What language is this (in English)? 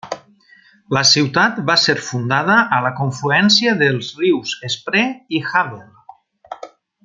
Catalan